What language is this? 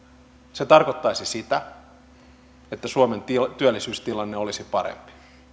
Finnish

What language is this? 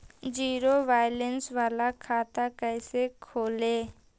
Magahi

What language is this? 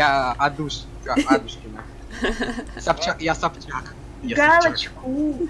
Russian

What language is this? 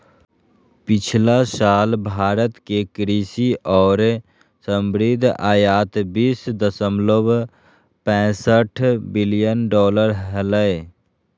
Magahi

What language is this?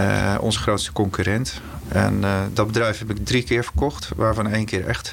Dutch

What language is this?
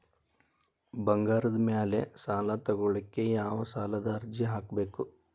Kannada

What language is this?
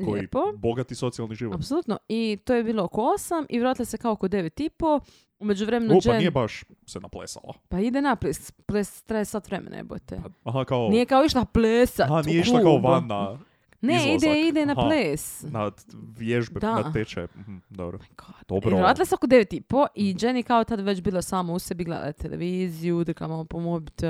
Croatian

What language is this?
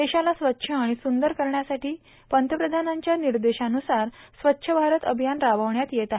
Marathi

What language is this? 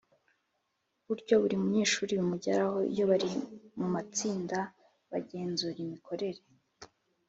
Kinyarwanda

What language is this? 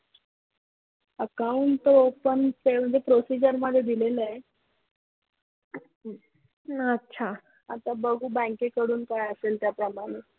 Marathi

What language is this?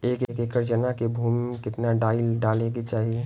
Bhojpuri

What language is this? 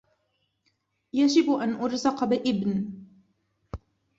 Arabic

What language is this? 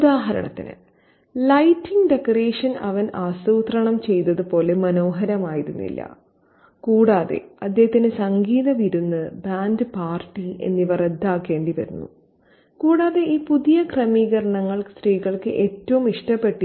Malayalam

